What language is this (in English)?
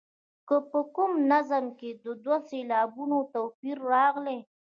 Pashto